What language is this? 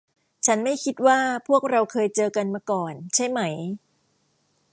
Thai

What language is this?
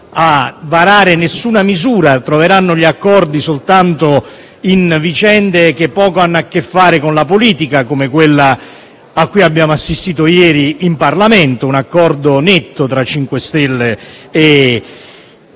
Italian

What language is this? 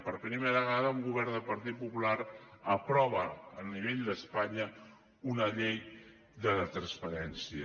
Catalan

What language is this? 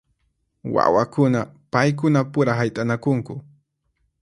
Puno Quechua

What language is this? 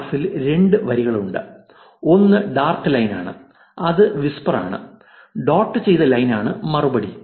Malayalam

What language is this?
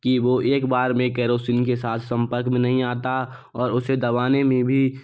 Hindi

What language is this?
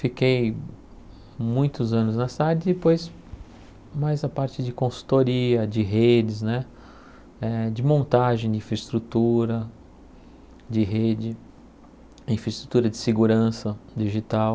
Portuguese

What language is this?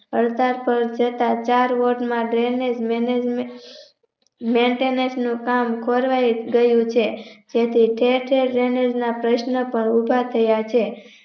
Gujarati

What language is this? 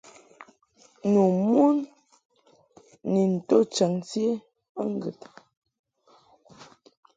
Mungaka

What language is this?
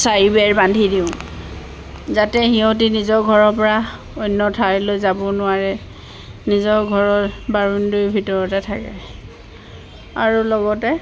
Assamese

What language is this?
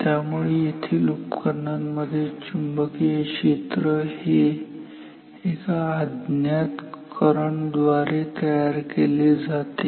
Marathi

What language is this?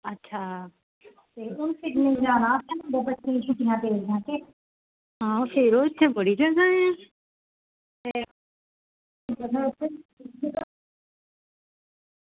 Dogri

